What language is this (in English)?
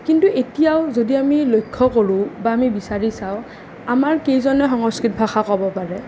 Assamese